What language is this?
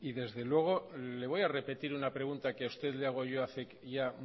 Spanish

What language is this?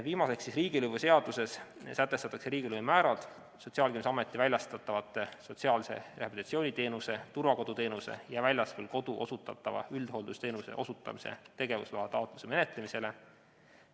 Estonian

